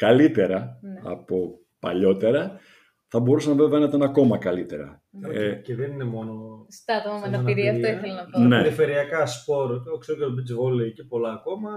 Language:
Greek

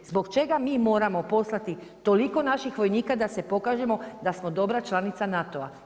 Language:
Croatian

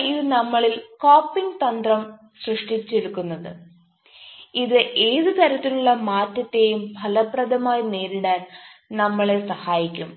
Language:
Malayalam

